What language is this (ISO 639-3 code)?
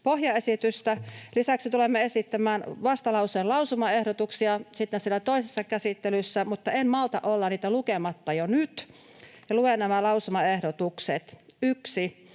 fin